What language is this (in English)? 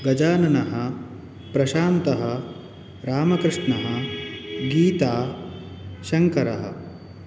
Sanskrit